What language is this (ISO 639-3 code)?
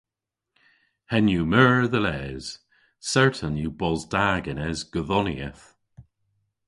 cor